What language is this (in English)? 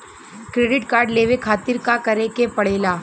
Bhojpuri